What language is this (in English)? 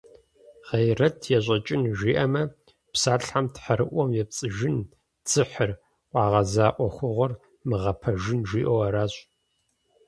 Kabardian